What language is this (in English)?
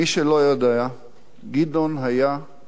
Hebrew